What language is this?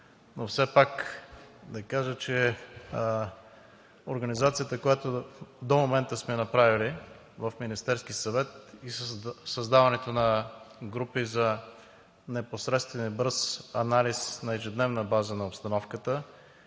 Bulgarian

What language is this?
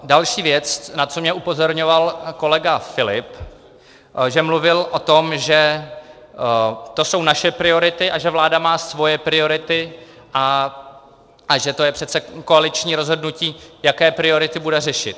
Czech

